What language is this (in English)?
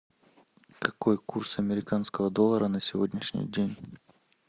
Russian